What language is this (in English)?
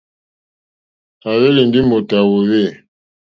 Mokpwe